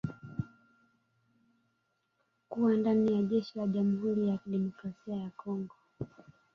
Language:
Swahili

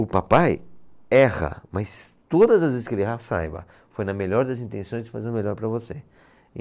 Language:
Portuguese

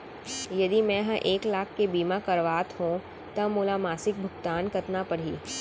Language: Chhattisgarhi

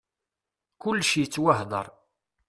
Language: Kabyle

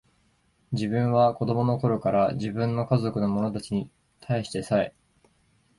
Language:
Japanese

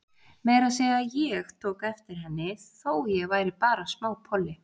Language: Icelandic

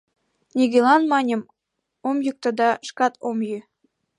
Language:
Mari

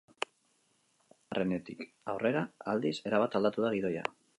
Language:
Basque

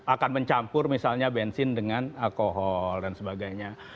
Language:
Indonesian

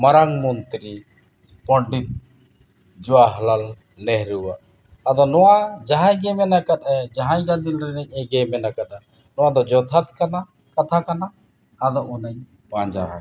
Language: Santali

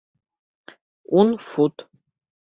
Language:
Bashkir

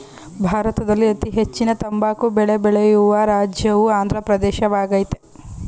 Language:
Kannada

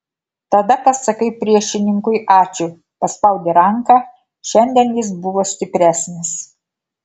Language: Lithuanian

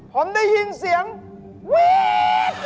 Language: Thai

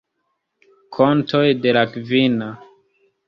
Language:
Esperanto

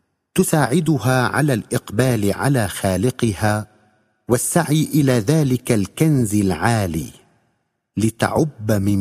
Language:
Arabic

